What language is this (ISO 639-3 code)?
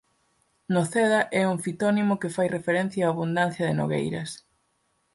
glg